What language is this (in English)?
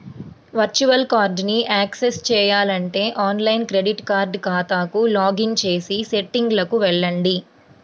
Telugu